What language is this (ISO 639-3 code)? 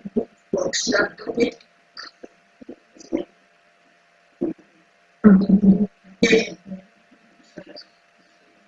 fra